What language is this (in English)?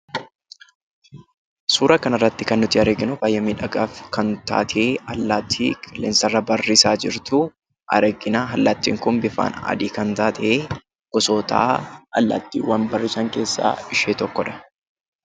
Oromo